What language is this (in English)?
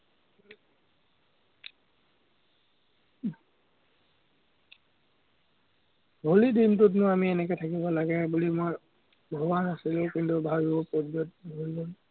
Assamese